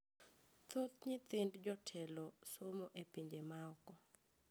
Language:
Luo (Kenya and Tanzania)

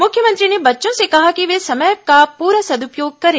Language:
Hindi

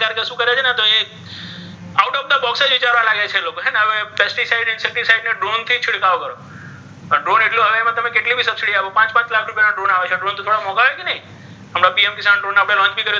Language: Gujarati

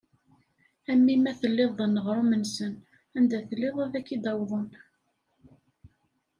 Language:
Kabyle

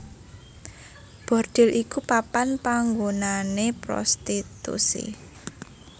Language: Javanese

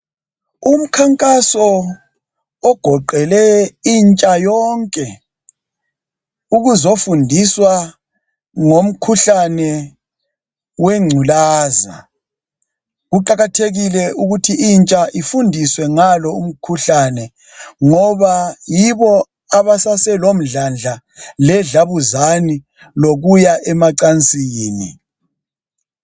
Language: North Ndebele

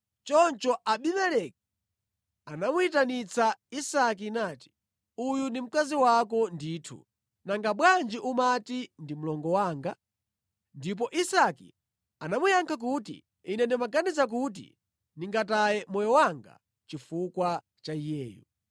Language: Nyanja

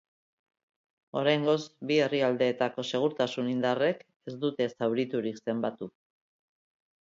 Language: Basque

